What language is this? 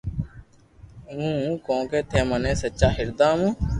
Loarki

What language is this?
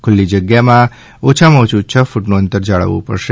Gujarati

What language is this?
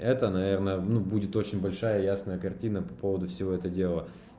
Russian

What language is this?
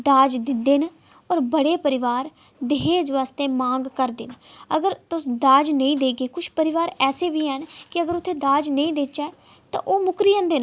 Dogri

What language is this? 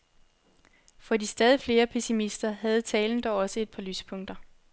Danish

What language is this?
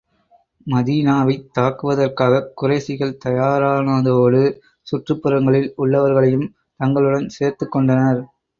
Tamil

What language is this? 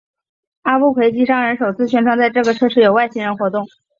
Chinese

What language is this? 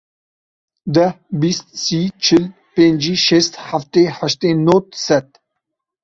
Kurdish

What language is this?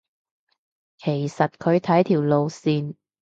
Cantonese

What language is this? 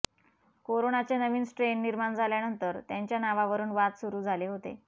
Marathi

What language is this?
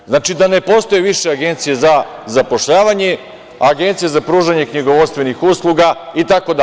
Serbian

